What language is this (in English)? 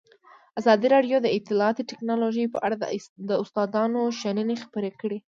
Pashto